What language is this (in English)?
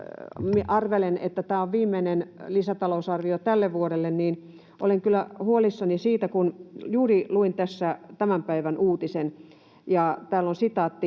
Finnish